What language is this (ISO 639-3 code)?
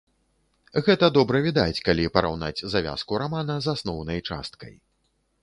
bel